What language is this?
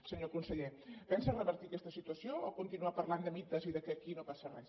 Catalan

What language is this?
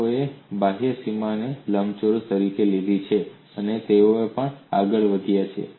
Gujarati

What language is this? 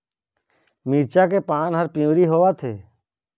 Chhattisgarhi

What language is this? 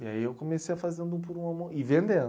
Portuguese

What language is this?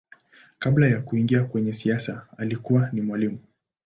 Swahili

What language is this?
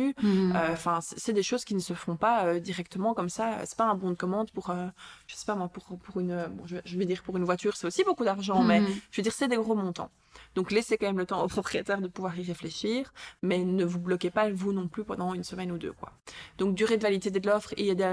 French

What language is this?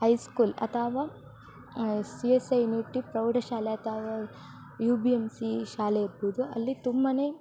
Kannada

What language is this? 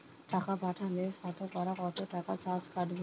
Bangla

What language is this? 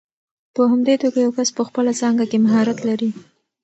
Pashto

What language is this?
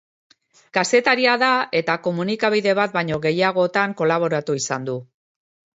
Basque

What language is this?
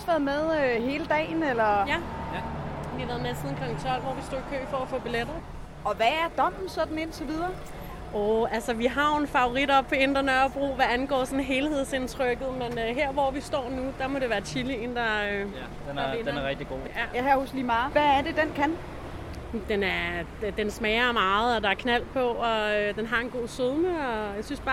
Danish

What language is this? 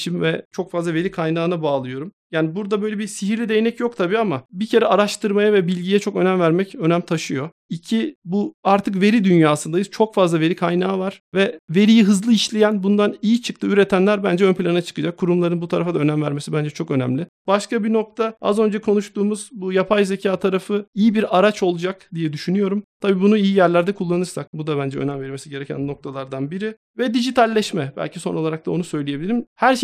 Turkish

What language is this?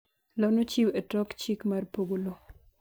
Luo (Kenya and Tanzania)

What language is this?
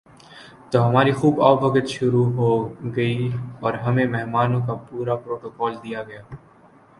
Urdu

